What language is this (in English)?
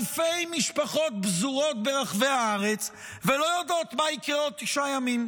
Hebrew